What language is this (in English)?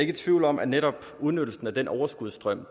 Danish